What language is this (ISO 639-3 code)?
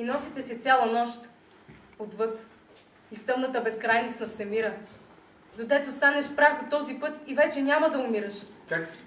bul